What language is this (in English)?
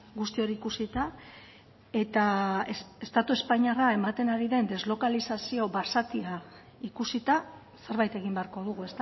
Basque